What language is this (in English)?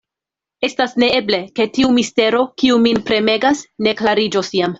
Esperanto